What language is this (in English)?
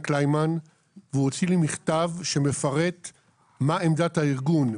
Hebrew